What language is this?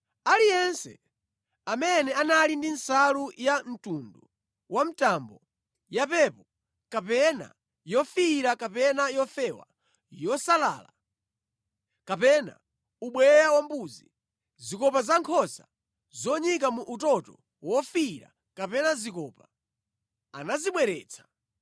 Nyanja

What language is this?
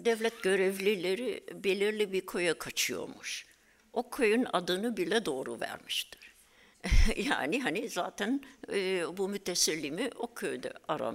Turkish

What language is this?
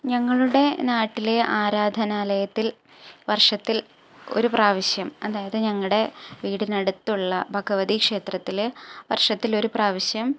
Malayalam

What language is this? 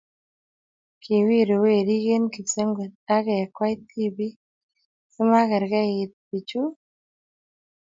Kalenjin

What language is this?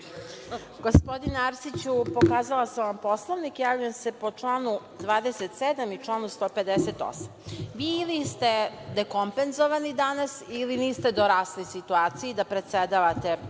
Serbian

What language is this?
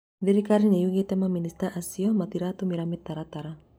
Kikuyu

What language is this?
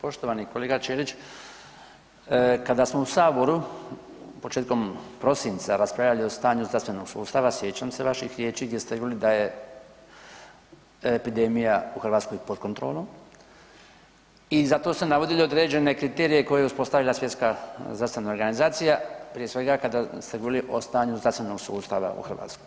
Croatian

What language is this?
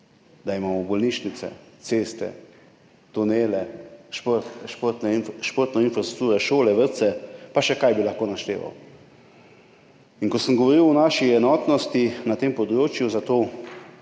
Slovenian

